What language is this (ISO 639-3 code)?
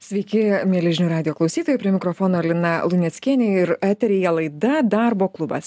lit